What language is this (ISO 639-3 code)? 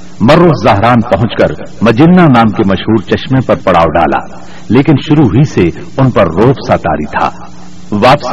urd